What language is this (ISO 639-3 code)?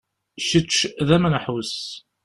kab